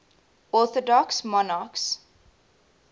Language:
English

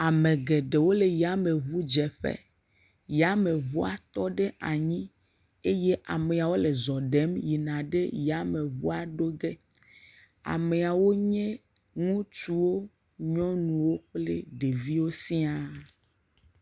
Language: Ewe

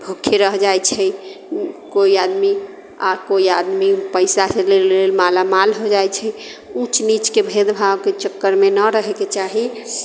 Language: Maithili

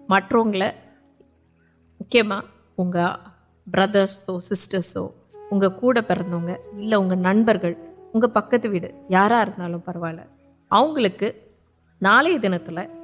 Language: Urdu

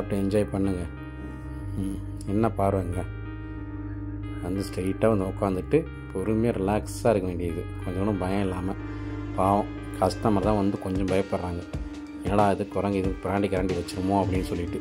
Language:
Indonesian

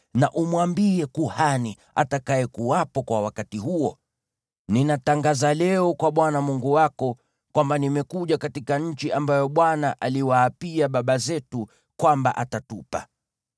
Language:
Swahili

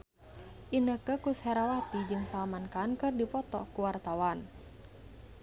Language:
Sundanese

